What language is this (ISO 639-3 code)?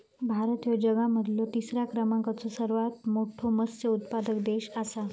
mar